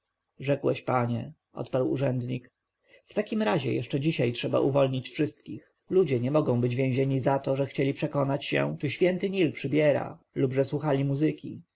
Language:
Polish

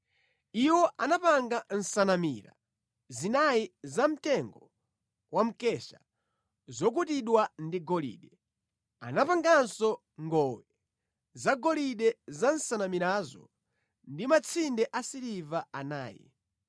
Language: Nyanja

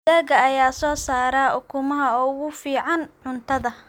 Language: Somali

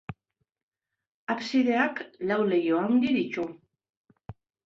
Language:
Basque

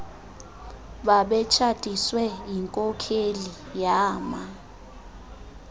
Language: Xhosa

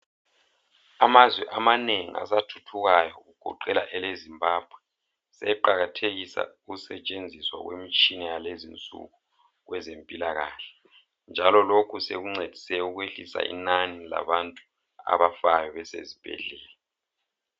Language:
North Ndebele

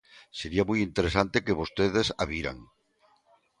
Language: Galician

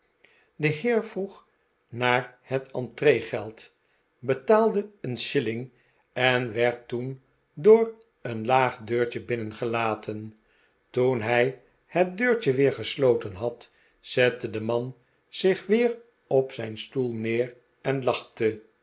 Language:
Dutch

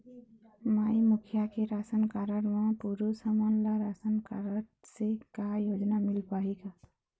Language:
Chhattisgarhi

